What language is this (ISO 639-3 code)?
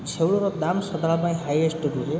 ori